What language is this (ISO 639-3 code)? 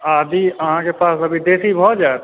mai